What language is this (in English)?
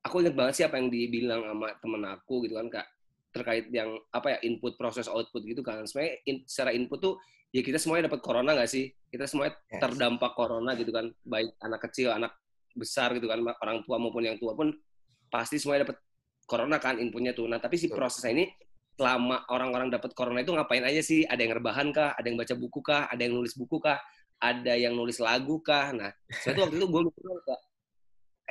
Indonesian